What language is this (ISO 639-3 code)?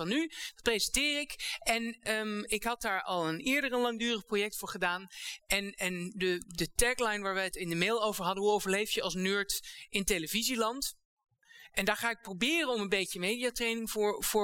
nld